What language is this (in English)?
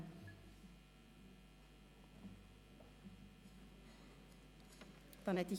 Swiss German